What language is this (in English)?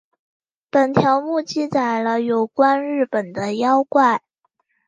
Chinese